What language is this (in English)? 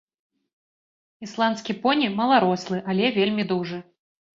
Belarusian